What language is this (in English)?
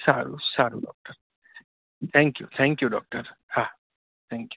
Gujarati